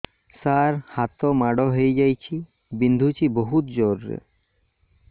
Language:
Odia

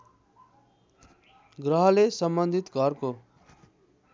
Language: Nepali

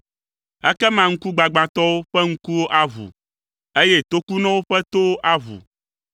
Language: Ewe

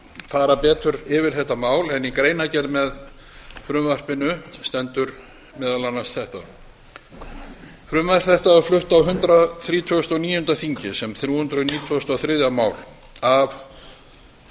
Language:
Icelandic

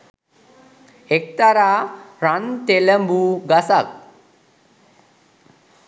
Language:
Sinhala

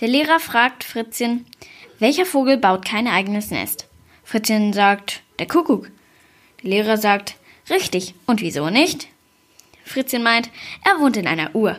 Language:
German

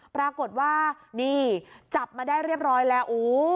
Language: Thai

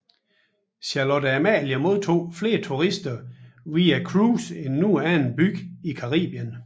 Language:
Danish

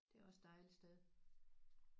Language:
Danish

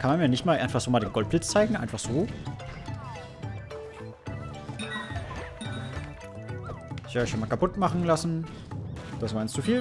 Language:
German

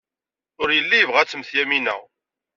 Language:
Kabyle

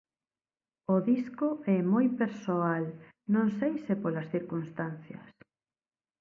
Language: Galician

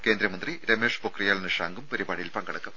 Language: Malayalam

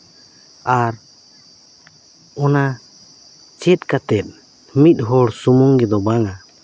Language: Santali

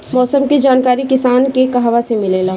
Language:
Bhojpuri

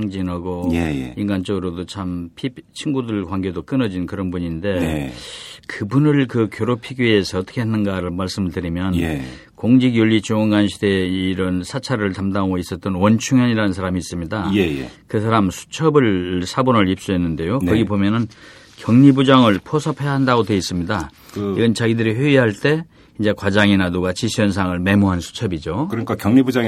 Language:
Korean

